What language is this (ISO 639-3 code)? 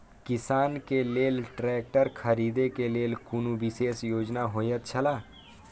mai